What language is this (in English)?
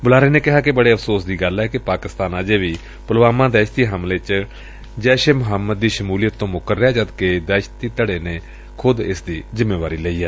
Punjabi